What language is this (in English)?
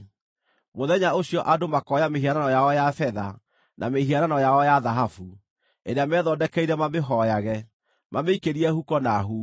Kikuyu